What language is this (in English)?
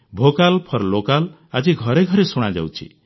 Odia